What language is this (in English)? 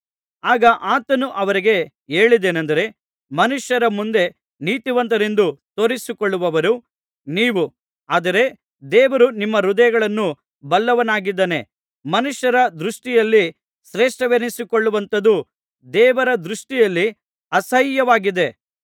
Kannada